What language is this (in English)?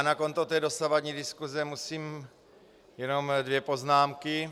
Czech